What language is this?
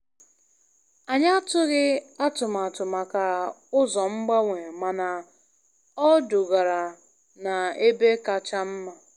Igbo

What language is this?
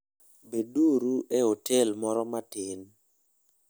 Luo (Kenya and Tanzania)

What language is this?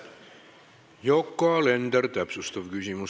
Estonian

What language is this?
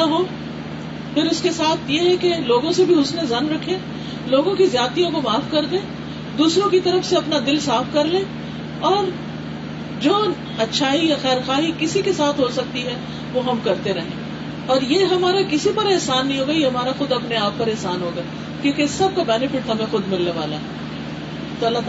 Urdu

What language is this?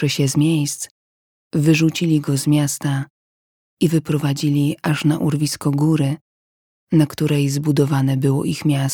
Polish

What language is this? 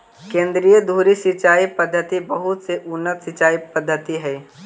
Magahi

